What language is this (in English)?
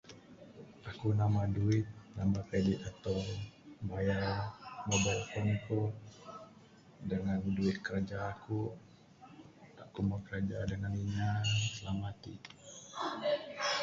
Bukar-Sadung Bidayuh